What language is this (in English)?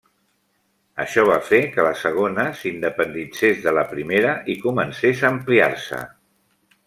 Catalan